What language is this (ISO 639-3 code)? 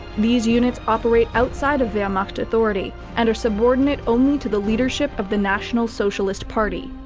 eng